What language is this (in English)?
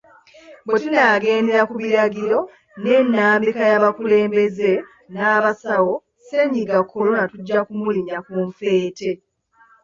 Ganda